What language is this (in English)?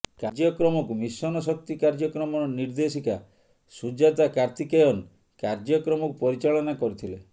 Odia